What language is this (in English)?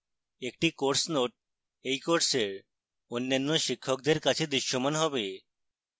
Bangla